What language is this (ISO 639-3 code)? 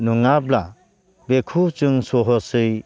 brx